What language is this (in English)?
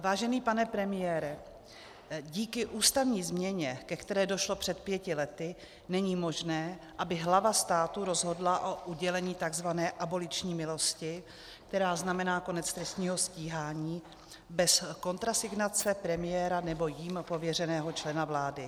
Czech